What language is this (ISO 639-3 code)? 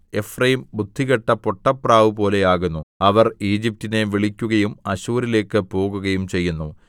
mal